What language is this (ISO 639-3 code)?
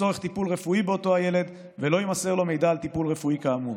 heb